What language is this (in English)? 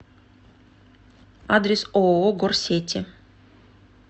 Russian